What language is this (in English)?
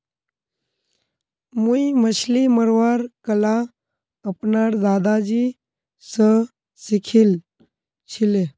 Magahi